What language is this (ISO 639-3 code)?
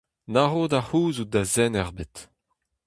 bre